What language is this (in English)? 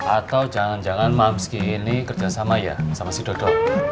Indonesian